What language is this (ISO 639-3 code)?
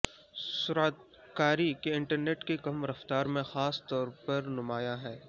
urd